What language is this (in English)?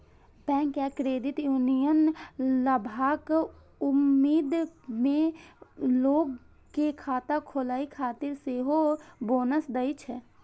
Maithili